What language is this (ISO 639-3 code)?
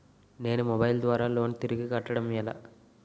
tel